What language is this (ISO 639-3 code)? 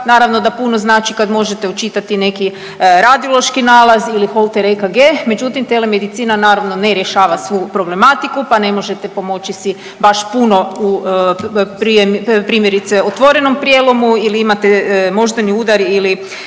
hrv